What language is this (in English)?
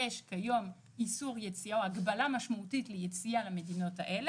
Hebrew